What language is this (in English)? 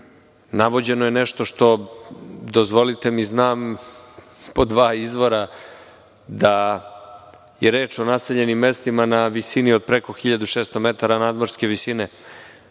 Serbian